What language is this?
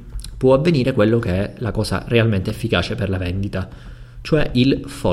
Italian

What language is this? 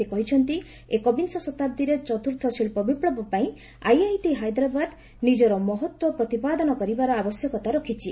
Odia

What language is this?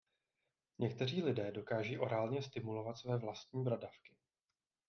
Czech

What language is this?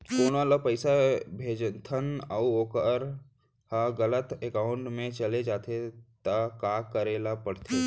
Chhattisgarhi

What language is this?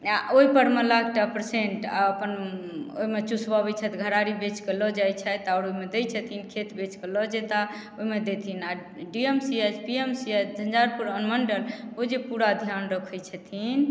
Maithili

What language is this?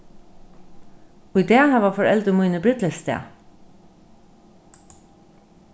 Faroese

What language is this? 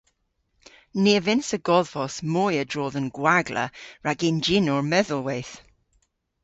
Cornish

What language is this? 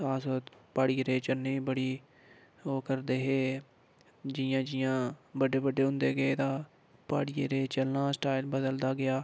Dogri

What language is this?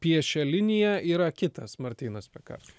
Lithuanian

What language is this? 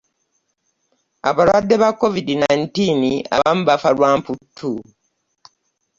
Ganda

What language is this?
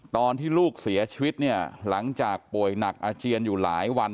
Thai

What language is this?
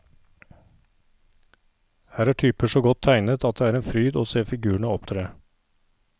Norwegian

